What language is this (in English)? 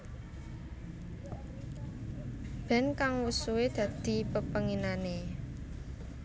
Javanese